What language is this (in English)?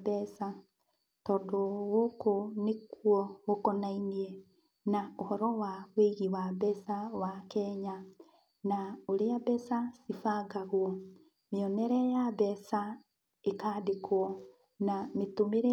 Kikuyu